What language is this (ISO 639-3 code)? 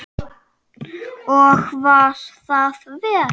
isl